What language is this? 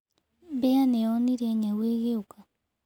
Kikuyu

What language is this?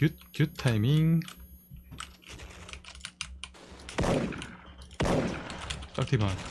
Korean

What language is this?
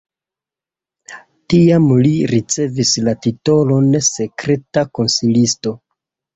Esperanto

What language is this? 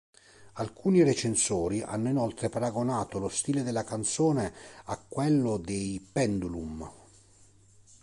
Italian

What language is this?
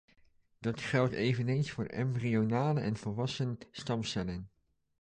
Dutch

